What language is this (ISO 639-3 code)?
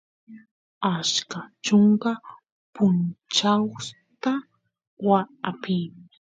qus